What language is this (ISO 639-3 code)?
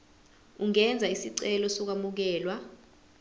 zul